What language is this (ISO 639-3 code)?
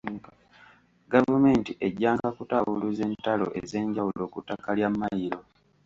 lug